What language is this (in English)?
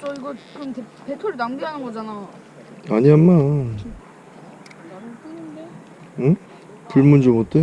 Korean